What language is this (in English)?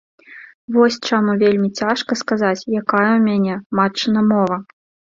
Belarusian